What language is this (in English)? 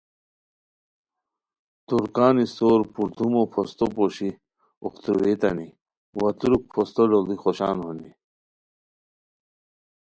Khowar